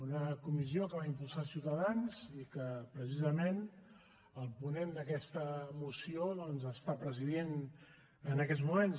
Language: Catalan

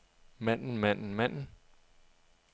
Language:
Danish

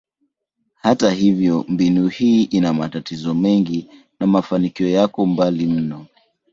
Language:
Swahili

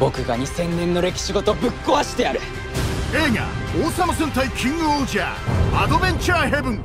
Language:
Japanese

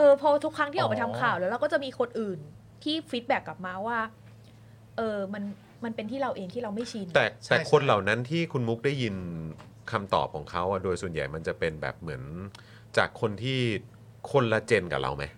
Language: Thai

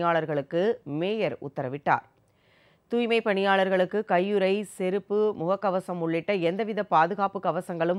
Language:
Romanian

